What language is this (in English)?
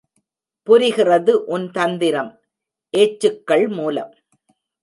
Tamil